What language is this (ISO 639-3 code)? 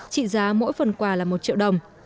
vie